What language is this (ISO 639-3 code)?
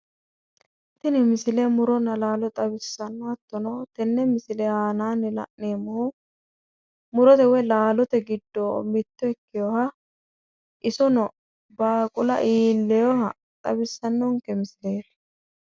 sid